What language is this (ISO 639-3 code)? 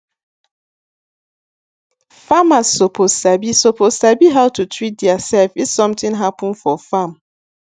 pcm